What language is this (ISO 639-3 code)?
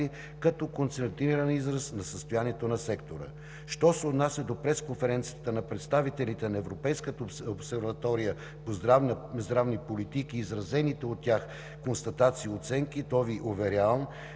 bul